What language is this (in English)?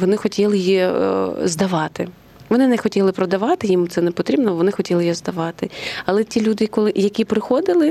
Ukrainian